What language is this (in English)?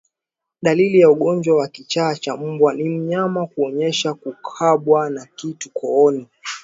Swahili